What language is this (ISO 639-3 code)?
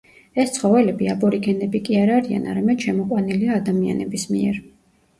kat